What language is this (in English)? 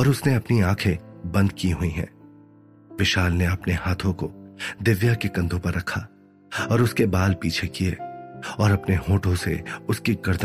Hindi